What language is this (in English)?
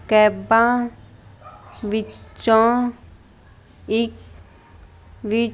Punjabi